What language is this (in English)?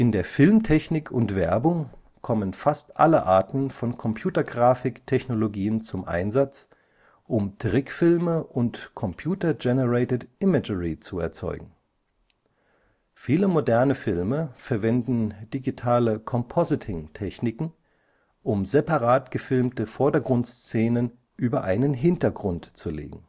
German